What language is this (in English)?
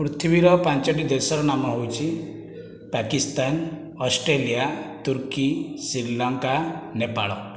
Odia